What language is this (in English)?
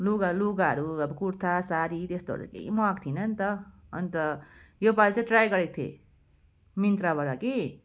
Nepali